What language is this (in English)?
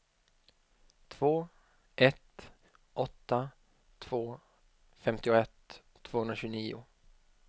Swedish